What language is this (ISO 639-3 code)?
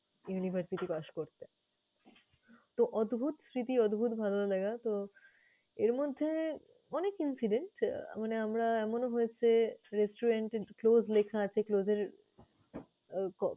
ben